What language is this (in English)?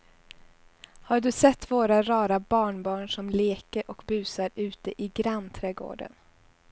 Swedish